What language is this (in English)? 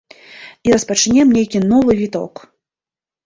Belarusian